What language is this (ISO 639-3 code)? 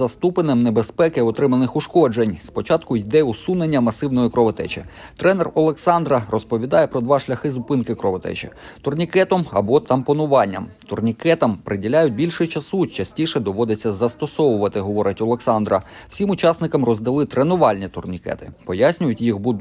ukr